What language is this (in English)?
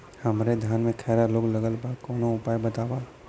Bhojpuri